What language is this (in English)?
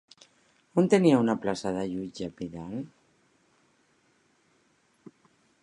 Catalan